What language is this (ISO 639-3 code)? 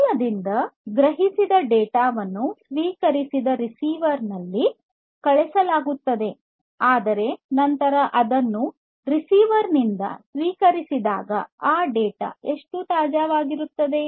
kan